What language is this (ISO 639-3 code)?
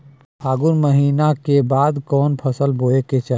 bho